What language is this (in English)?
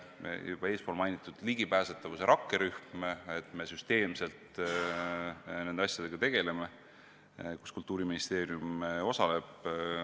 Estonian